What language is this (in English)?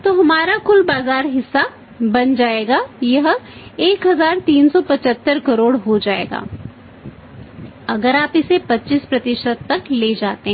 Hindi